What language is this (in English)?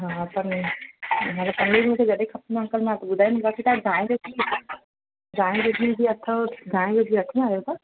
Sindhi